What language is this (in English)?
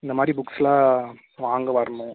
Tamil